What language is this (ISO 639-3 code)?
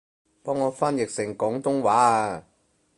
yue